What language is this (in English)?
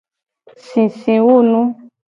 Gen